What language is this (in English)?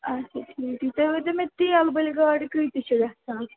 Kashmiri